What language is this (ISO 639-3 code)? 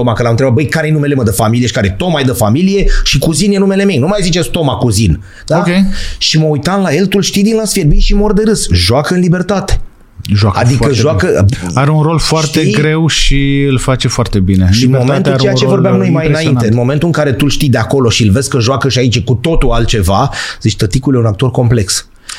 ron